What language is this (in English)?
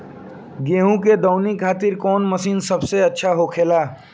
Bhojpuri